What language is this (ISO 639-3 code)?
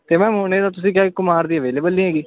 pan